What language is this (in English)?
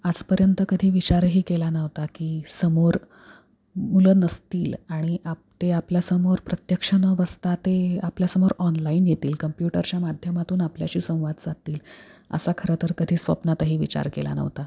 Marathi